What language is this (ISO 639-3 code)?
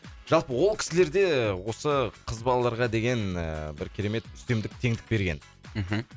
kaz